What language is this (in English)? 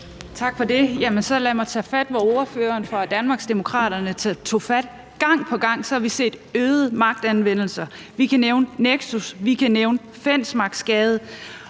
Danish